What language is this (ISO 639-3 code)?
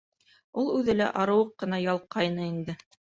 bak